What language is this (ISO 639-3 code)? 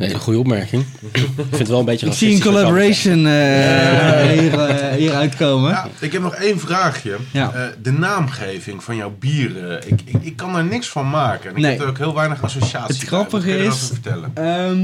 nld